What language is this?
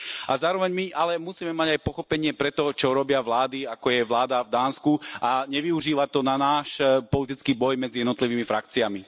Slovak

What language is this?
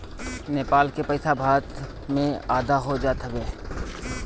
Bhojpuri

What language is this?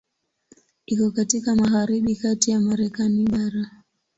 Swahili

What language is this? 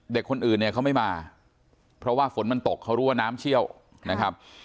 Thai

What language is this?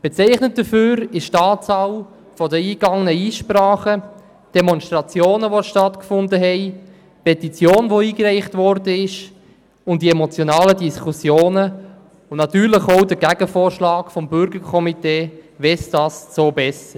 Swiss German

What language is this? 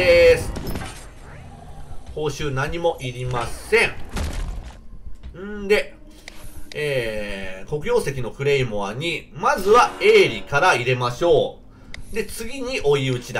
Japanese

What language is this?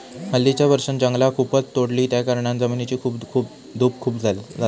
Marathi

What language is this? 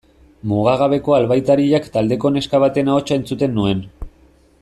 Basque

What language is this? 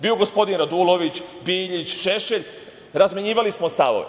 Serbian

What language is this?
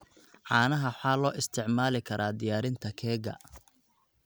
Somali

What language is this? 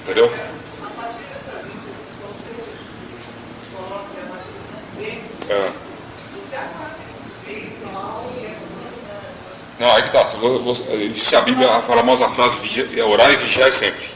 Portuguese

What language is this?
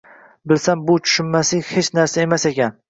Uzbek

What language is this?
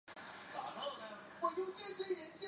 Chinese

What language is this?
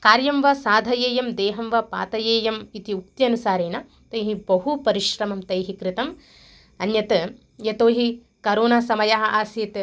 Sanskrit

